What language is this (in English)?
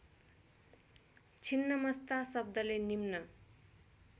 Nepali